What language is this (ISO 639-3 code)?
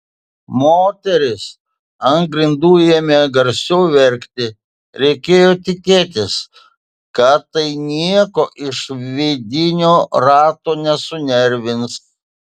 lit